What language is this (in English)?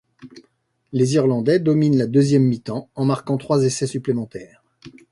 French